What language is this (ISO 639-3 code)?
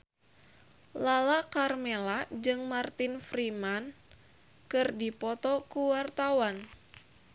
sun